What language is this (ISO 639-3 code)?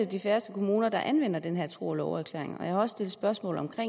dan